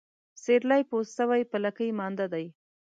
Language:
Pashto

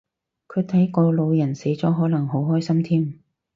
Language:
Cantonese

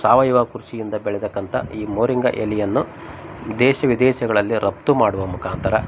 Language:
Kannada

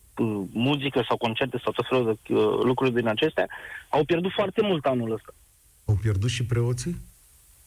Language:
Romanian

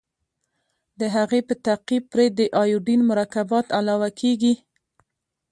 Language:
Pashto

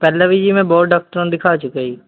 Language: Punjabi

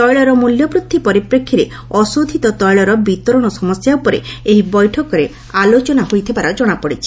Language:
Odia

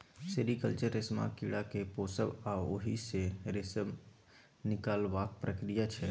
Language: Maithili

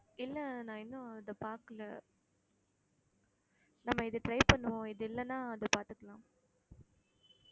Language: Tamil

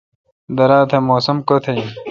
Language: Kalkoti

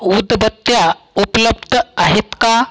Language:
Marathi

